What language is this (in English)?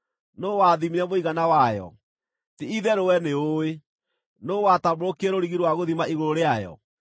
Kikuyu